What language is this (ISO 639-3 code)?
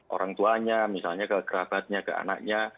ind